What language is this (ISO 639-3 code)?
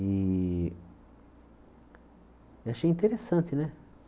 por